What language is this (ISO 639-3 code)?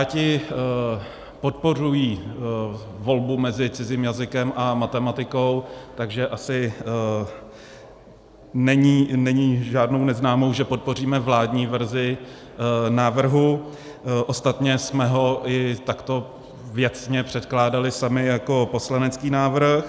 ces